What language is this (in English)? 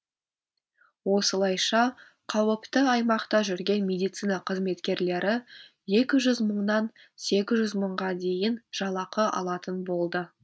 Kazakh